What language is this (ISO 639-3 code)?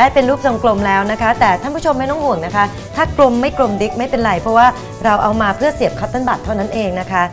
tha